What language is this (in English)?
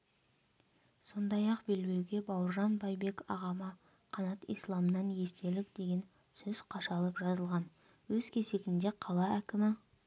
Kazakh